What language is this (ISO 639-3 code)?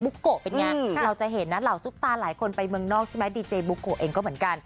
tha